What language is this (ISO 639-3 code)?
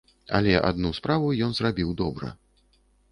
bel